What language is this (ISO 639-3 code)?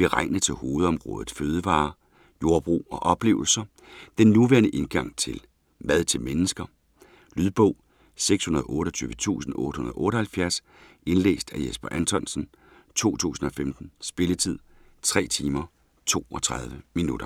dan